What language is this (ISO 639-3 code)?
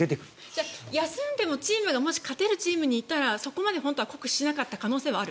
jpn